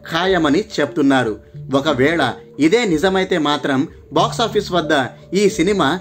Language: Telugu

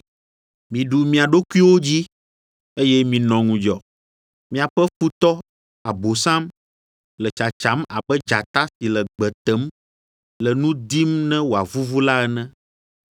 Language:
Ewe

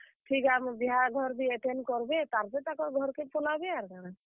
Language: Odia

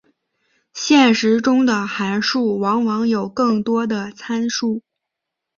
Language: Chinese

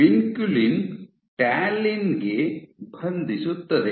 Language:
Kannada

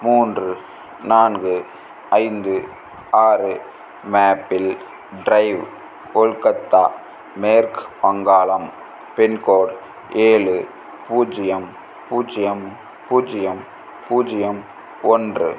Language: Tamil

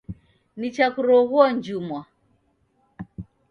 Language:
Taita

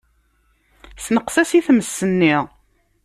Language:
Kabyle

